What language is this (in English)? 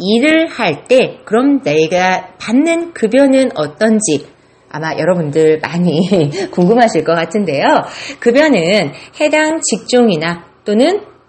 Korean